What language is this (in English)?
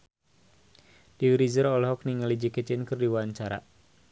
Sundanese